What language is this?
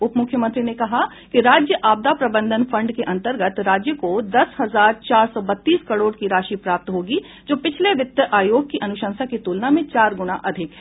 Hindi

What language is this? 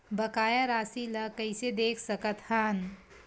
Chhattisgarhi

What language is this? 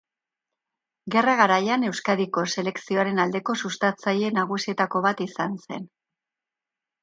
Basque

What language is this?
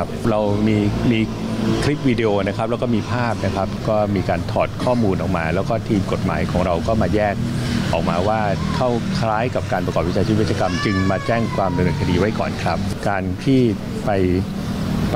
Thai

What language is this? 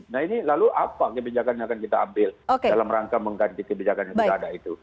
Indonesian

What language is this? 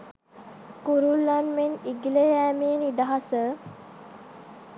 Sinhala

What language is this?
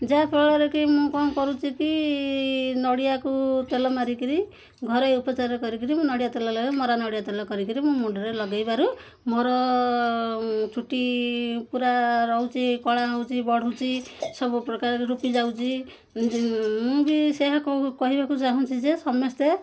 Odia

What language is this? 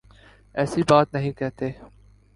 Urdu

